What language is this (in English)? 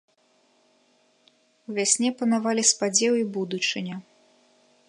Belarusian